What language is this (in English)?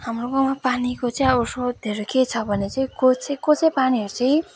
Nepali